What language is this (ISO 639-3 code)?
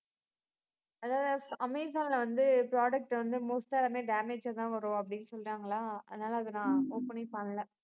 tam